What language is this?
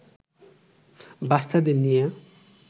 Bangla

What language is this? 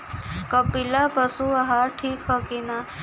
Bhojpuri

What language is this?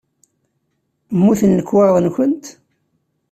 Kabyle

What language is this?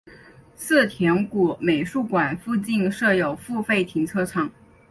Chinese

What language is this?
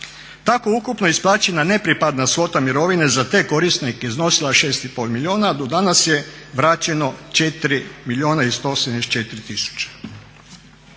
Croatian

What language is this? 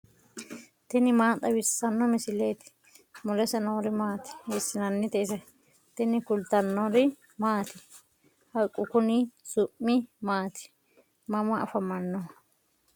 Sidamo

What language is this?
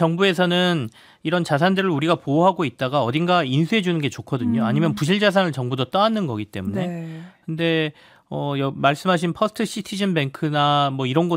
Korean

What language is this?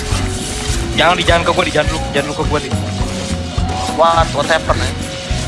Indonesian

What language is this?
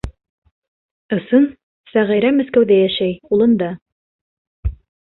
Bashkir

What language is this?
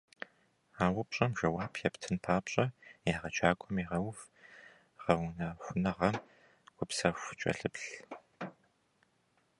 Kabardian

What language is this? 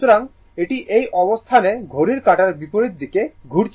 Bangla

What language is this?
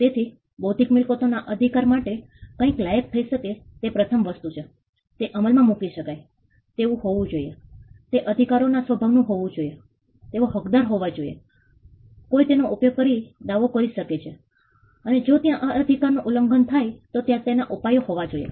Gujarati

